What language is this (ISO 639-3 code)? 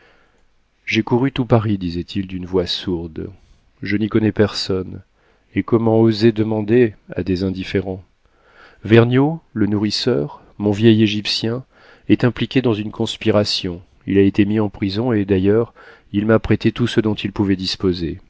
fra